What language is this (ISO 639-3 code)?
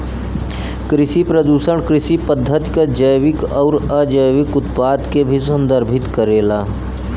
bho